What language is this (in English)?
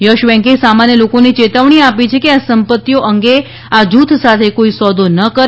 Gujarati